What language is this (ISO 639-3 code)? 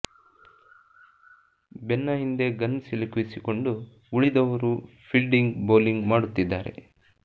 kan